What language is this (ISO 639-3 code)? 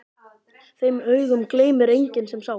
isl